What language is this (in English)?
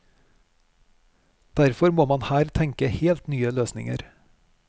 Norwegian